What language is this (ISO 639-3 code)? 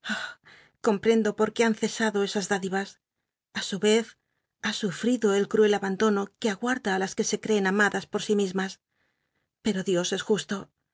spa